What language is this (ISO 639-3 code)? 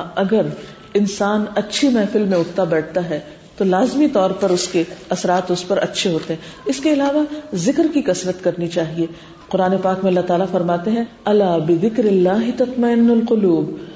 urd